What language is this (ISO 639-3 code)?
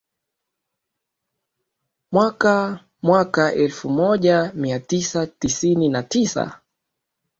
swa